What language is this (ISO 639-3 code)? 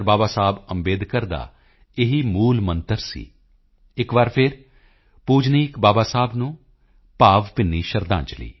pan